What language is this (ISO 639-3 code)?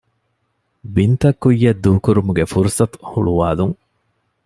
div